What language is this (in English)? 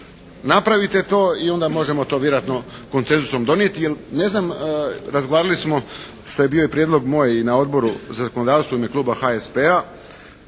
Croatian